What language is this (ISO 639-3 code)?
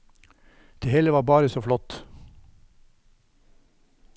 nor